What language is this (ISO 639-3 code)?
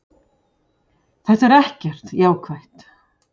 isl